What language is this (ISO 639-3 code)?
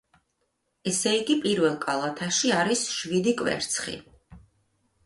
kat